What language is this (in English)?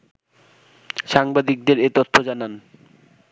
Bangla